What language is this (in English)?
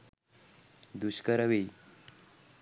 Sinhala